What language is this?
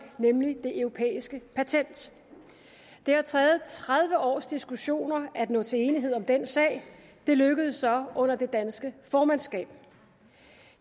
Danish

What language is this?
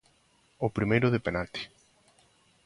Galician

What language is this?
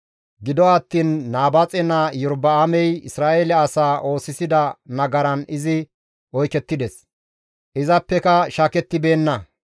Gamo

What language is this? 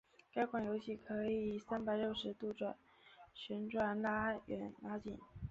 Chinese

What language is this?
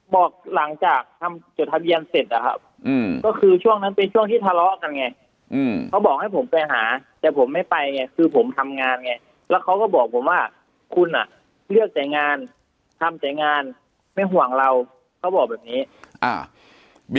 Thai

